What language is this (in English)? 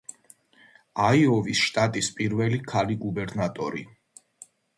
Georgian